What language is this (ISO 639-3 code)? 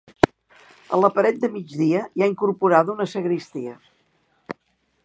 cat